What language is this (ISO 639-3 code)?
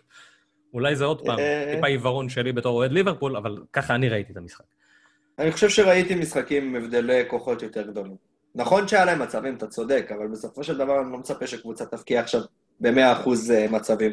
heb